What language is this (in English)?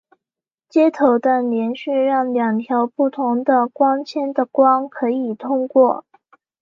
Chinese